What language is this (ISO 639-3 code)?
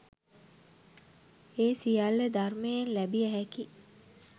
sin